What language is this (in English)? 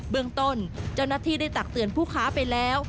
Thai